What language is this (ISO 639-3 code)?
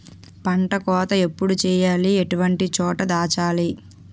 tel